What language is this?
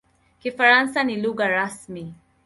Swahili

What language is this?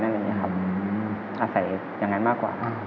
Thai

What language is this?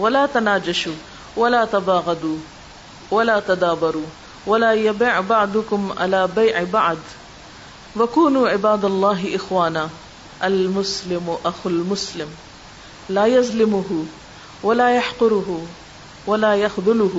Urdu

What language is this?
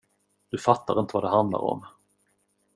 Swedish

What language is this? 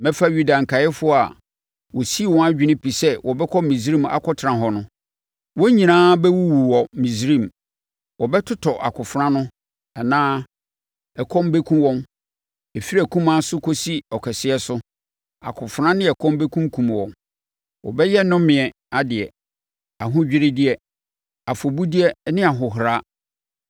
Akan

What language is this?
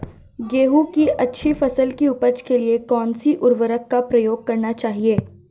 Hindi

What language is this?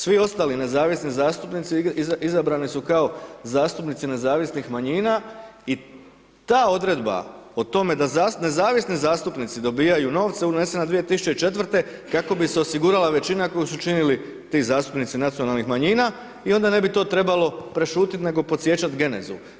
Croatian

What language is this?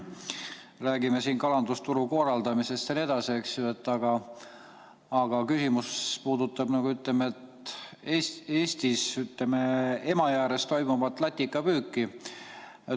Estonian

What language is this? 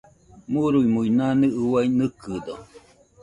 Nüpode Huitoto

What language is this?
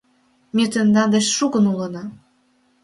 Mari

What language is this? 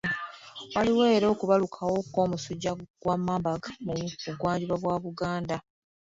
Ganda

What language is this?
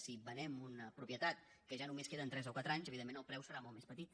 Catalan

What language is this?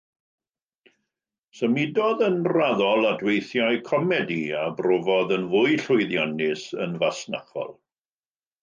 Welsh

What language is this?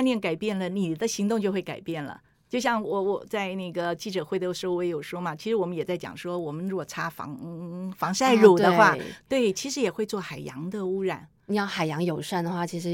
Chinese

